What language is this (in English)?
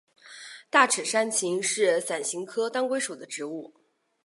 Chinese